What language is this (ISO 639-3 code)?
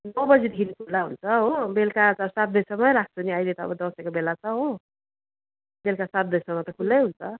nep